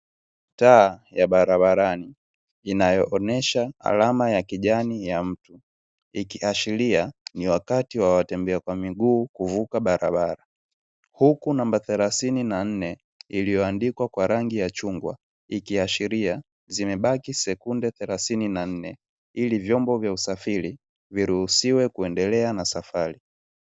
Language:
Swahili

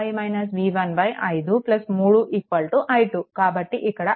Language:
Telugu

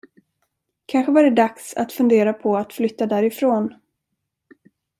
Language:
Swedish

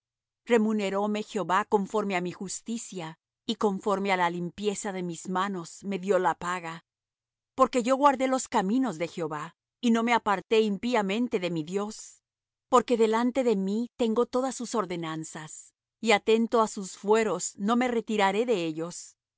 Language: Spanish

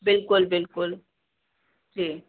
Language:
Sindhi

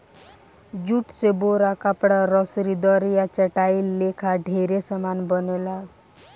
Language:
Bhojpuri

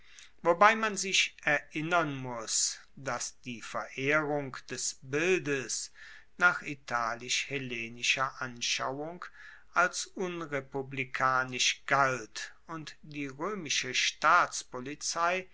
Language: German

